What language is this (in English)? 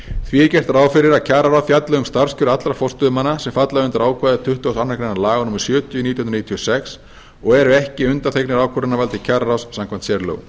Icelandic